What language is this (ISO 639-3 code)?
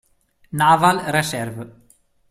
ita